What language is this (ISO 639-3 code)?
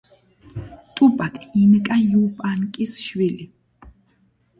kat